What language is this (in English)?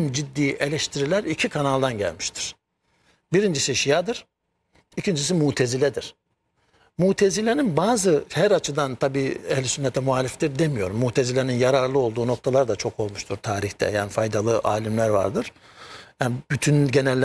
Turkish